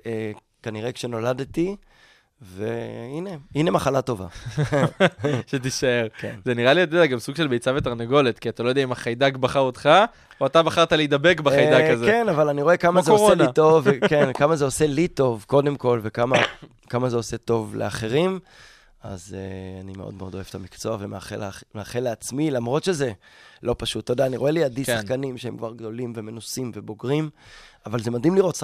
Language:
Hebrew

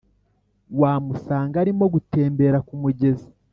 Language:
Kinyarwanda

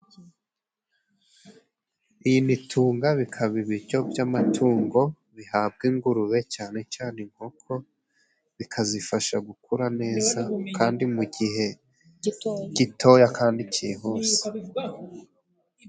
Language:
Kinyarwanda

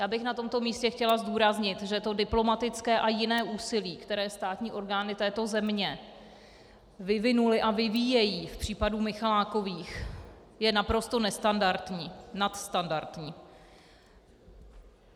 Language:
Czech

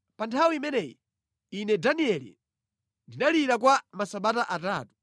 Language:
Nyanja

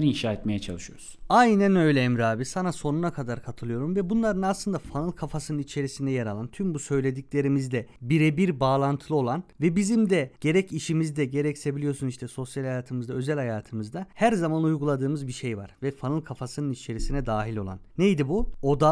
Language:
Turkish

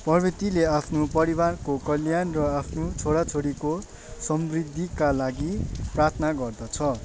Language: Nepali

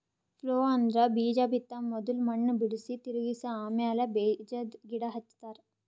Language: Kannada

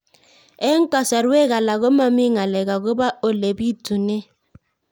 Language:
Kalenjin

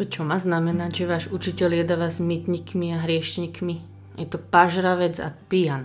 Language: Slovak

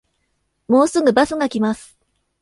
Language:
Japanese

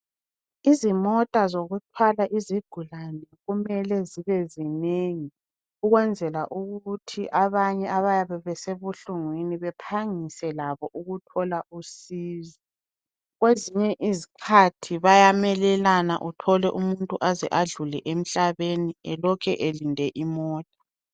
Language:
North Ndebele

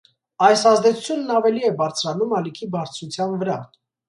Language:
Armenian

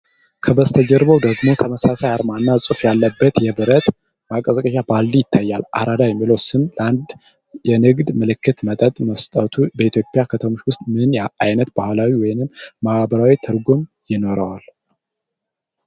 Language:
Amharic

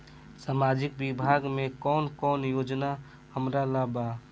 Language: Bhojpuri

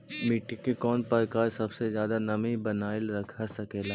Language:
Magahi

